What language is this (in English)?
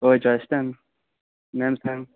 Konkani